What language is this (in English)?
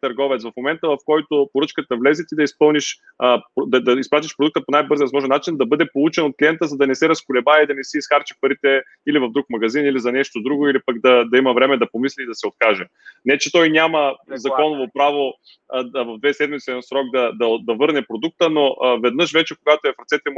Bulgarian